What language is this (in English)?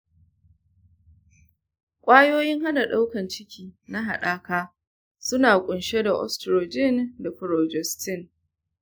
Hausa